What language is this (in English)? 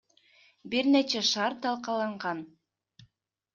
Kyrgyz